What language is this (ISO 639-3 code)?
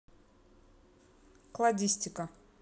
rus